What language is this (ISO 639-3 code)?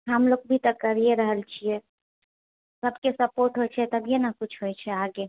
mai